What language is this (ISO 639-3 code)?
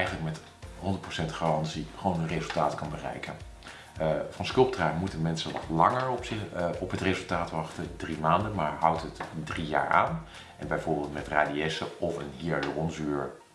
nld